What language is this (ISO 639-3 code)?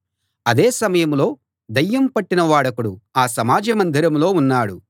tel